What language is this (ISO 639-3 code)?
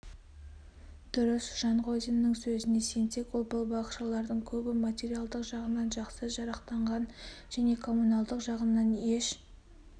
kaz